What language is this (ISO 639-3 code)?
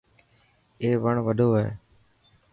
mki